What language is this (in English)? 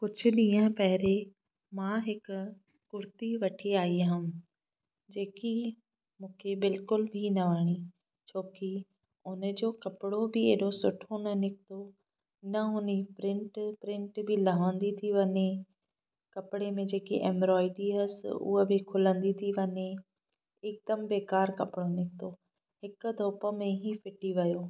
Sindhi